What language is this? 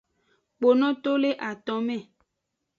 Aja (Benin)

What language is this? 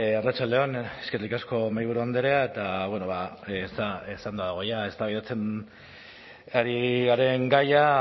Basque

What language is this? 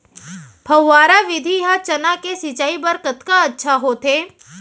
Chhattisgarhi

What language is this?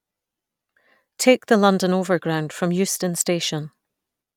English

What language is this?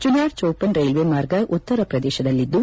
Kannada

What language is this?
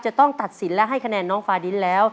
Thai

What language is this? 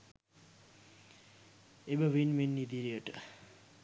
Sinhala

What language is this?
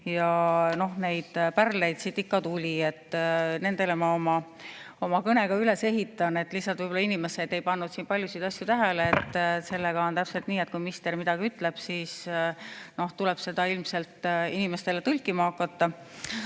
Estonian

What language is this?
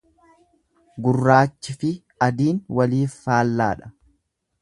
Oromo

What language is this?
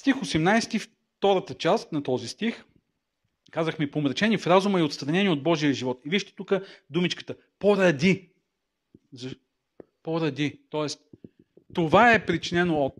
Bulgarian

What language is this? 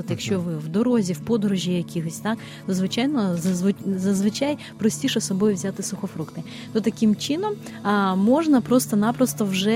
Ukrainian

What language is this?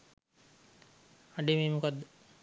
Sinhala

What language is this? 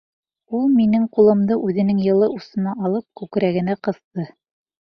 Bashkir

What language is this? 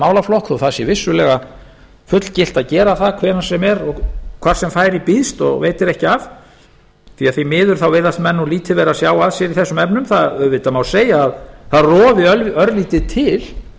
Icelandic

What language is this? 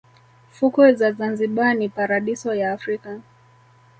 Swahili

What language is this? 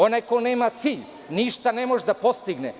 Serbian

